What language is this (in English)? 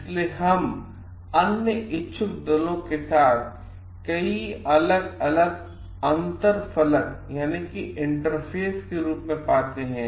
Hindi